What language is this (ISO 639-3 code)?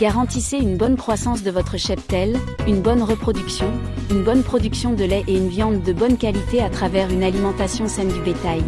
ind